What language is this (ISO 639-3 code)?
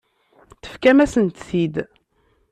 kab